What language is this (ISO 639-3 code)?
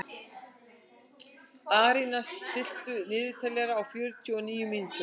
isl